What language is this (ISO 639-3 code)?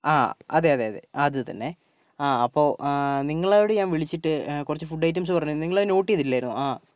mal